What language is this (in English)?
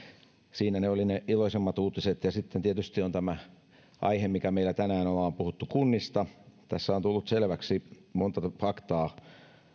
Finnish